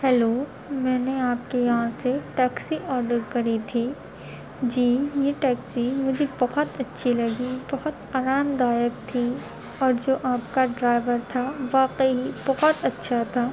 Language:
Urdu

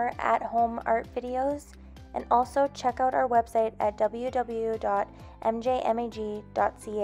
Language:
English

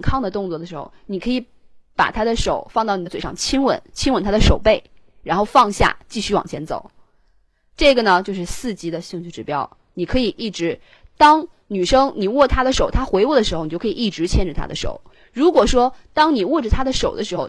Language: Chinese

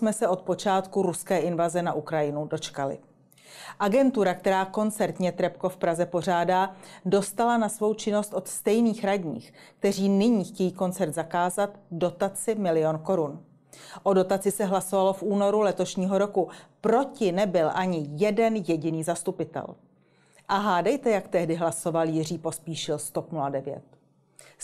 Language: Czech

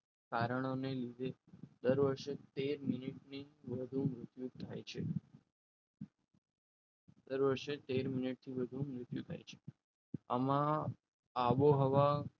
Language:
Gujarati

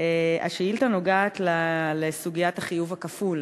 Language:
Hebrew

